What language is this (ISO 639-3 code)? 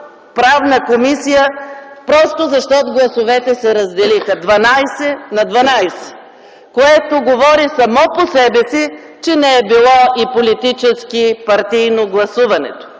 bul